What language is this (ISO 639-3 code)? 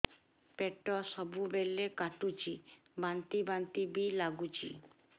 ori